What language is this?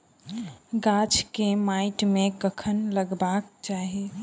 Maithili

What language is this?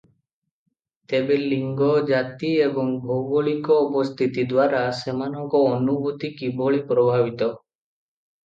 Odia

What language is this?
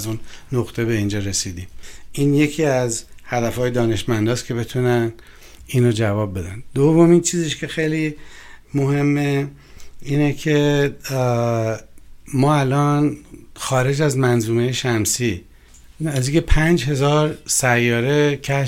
Persian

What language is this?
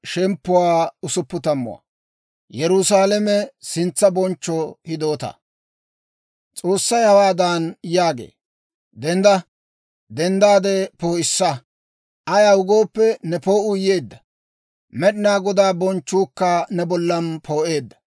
Dawro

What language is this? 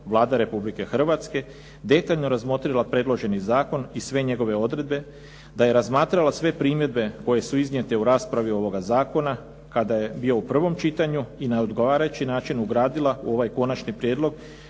Croatian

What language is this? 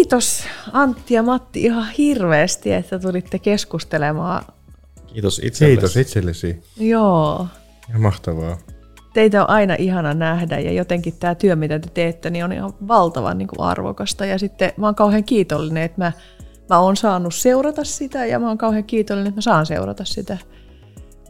Finnish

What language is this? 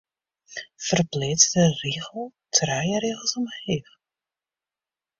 Western Frisian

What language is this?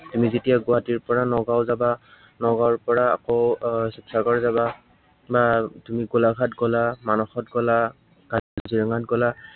Assamese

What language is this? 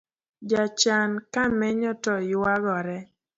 Luo (Kenya and Tanzania)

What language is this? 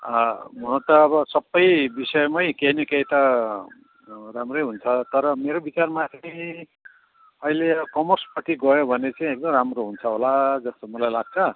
Nepali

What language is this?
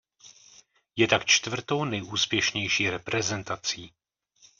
Czech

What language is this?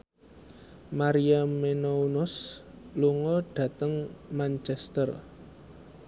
Javanese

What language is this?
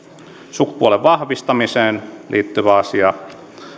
Finnish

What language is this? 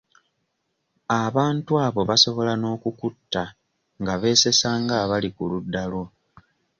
Ganda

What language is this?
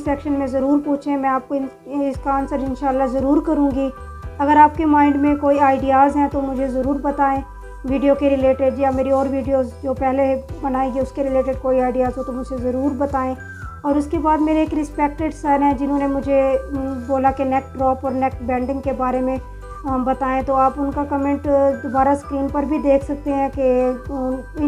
Hindi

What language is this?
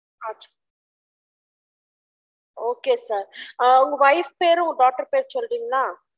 Tamil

